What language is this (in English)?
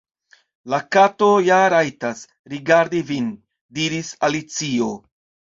Esperanto